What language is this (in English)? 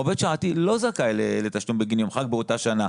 Hebrew